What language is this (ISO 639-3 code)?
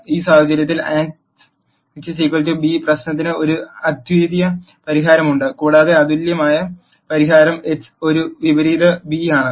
mal